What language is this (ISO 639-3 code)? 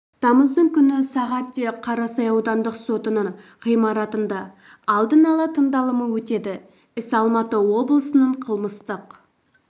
kaz